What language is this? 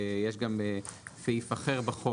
Hebrew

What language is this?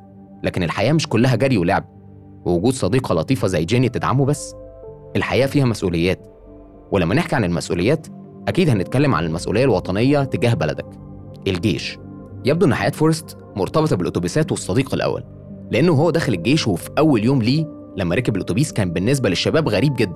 Arabic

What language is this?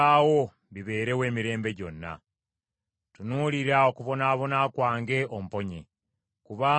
Ganda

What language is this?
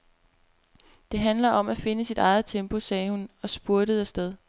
Danish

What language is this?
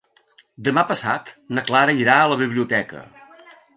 Catalan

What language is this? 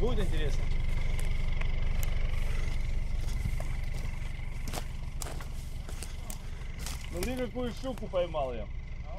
Russian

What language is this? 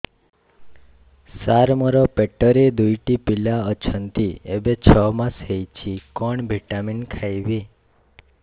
Odia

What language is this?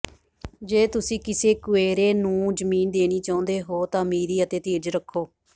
Punjabi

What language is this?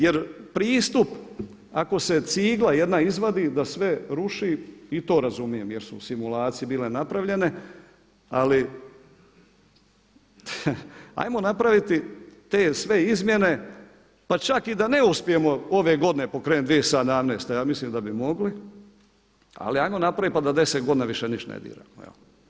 Croatian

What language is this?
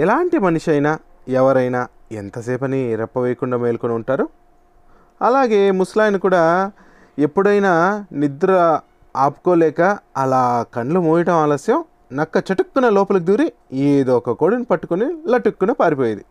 Telugu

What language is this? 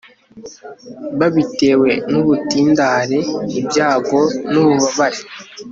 Kinyarwanda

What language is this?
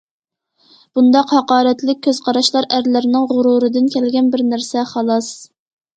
Uyghur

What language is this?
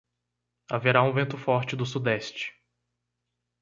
Portuguese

